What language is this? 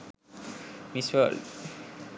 Sinhala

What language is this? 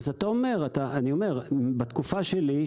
Hebrew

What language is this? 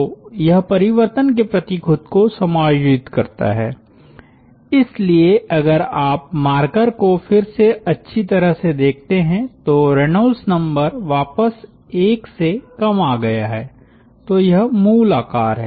Hindi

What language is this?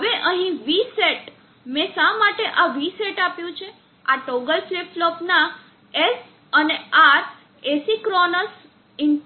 Gujarati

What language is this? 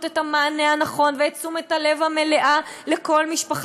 Hebrew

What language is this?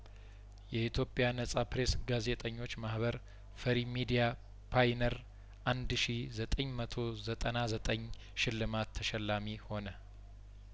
Amharic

